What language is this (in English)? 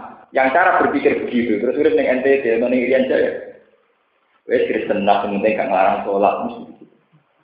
Indonesian